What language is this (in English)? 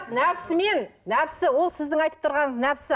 Kazakh